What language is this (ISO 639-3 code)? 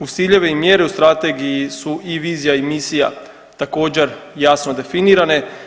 hrv